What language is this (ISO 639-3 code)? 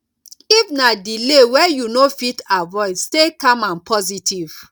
pcm